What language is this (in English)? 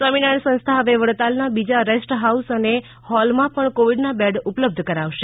Gujarati